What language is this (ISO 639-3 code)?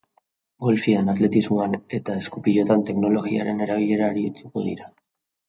eus